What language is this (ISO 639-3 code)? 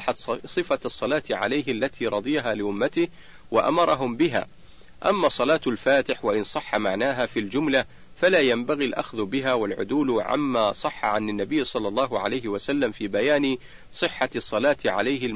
ara